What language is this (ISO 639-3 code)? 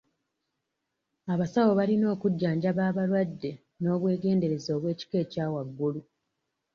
lug